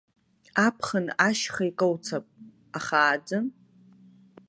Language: Abkhazian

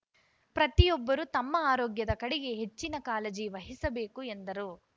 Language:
Kannada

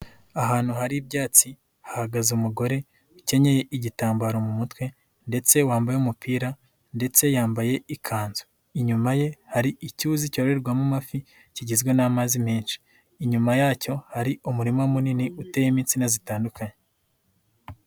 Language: Kinyarwanda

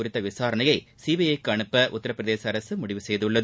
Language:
Tamil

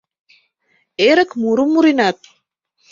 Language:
Mari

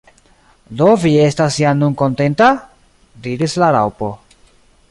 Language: Esperanto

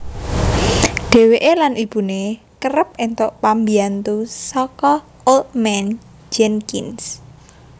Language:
Javanese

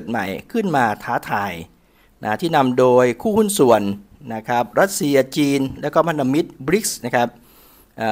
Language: Thai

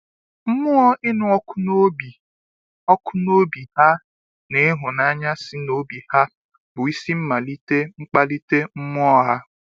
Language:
Igbo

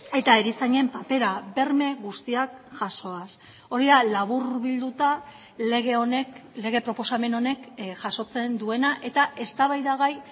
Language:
Basque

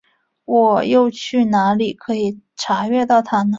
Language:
Chinese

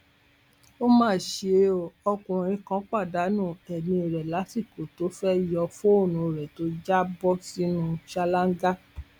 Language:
Yoruba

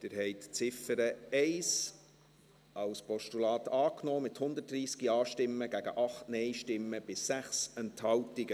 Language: Swiss German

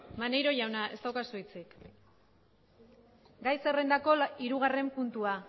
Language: Basque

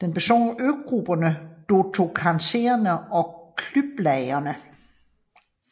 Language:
Danish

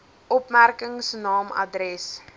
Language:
Afrikaans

